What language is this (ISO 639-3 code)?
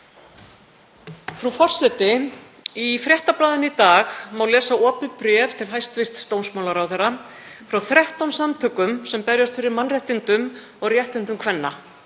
isl